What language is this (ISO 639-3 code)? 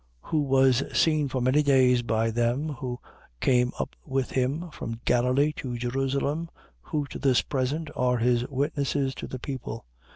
eng